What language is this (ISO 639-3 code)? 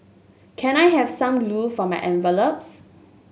eng